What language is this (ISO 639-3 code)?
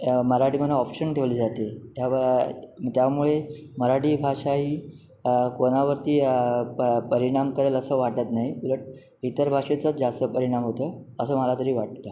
mar